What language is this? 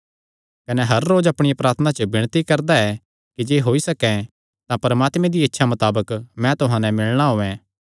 Kangri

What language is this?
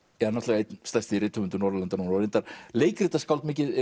Icelandic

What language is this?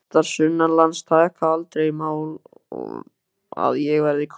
Icelandic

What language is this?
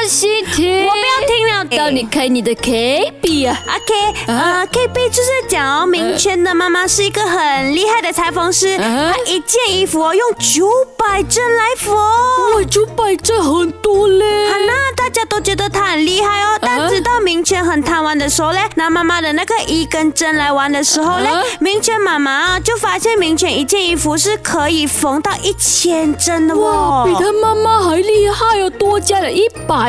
Chinese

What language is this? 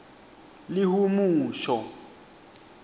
Swati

